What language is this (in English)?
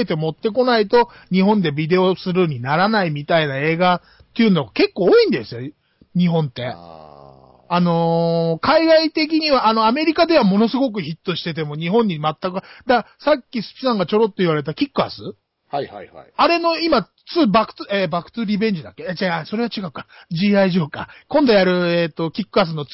Japanese